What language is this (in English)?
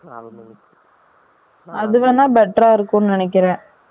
Tamil